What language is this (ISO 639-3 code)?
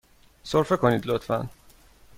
fas